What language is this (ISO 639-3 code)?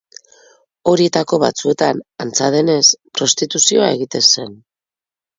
eus